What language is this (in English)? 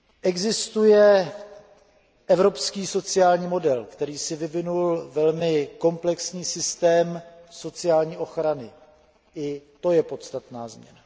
Czech